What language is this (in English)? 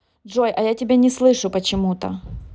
Russian